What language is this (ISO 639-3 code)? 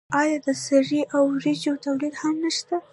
pus